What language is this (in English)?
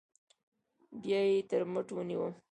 Pashto